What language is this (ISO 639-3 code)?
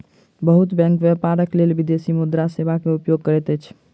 mai